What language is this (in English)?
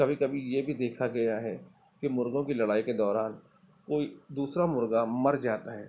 Urdu